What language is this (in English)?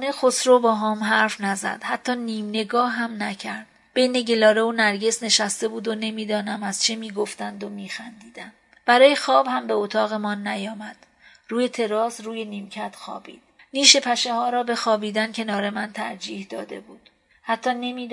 Persian